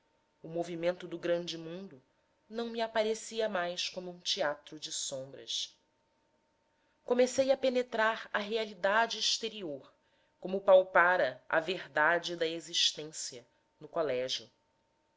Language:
Portuguese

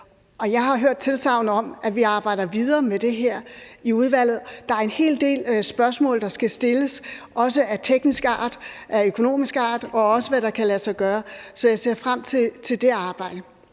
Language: Danish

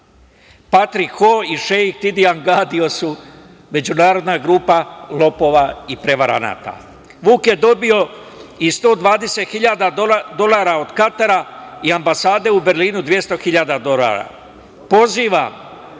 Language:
Serbian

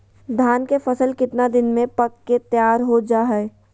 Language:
Magahi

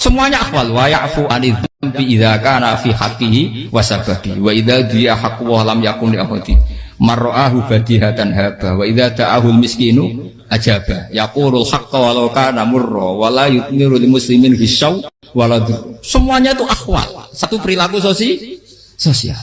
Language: Indonesian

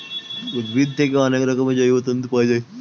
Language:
Bangla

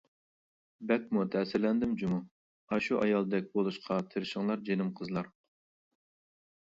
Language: Uyghur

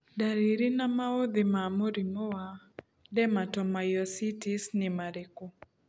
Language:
Kikuyu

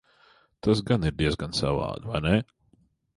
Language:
Latvian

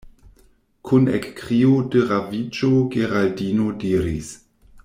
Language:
Esperanto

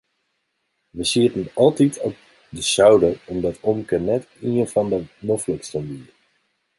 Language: Western Frisian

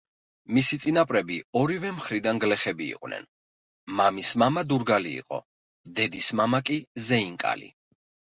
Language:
Georgian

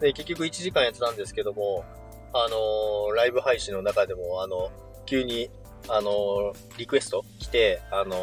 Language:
Japanese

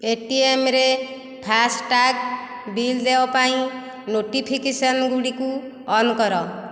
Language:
Odia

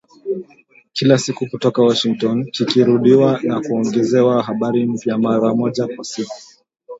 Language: Swahili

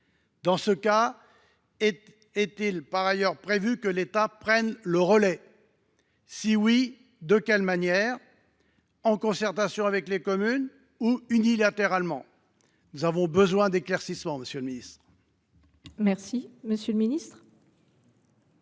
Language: French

